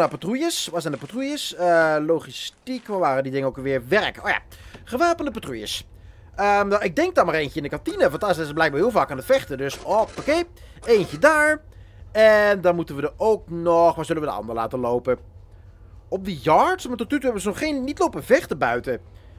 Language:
Dutch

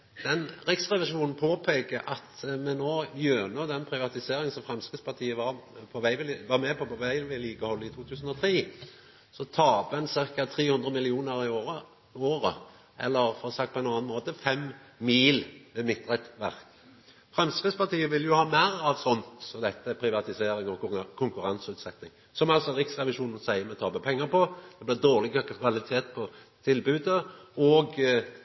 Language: Norwegian Nynorsk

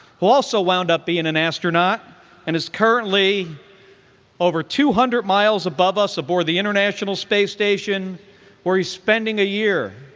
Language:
English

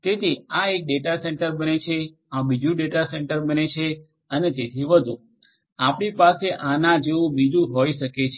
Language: Gujarati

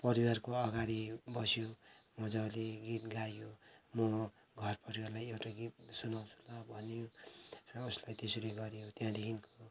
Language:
Nepali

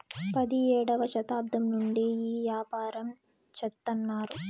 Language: Telugu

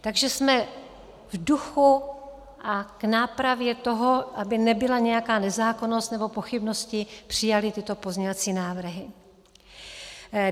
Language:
Czech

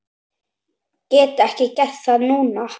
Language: Icelandic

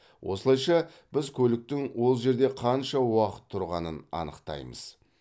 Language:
Kazakh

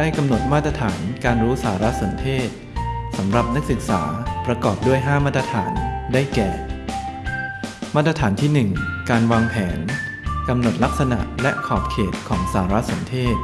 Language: Thai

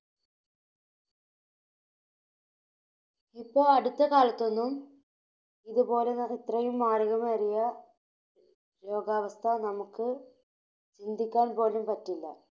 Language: Malayalam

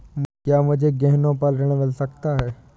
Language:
Hindi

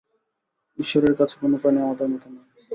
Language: Bangla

